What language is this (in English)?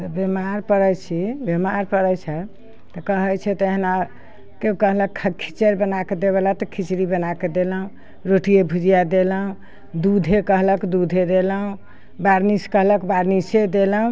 Maithili